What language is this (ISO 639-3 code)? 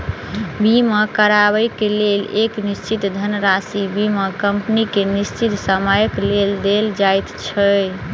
mai